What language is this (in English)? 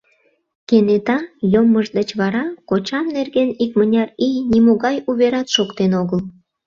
Mari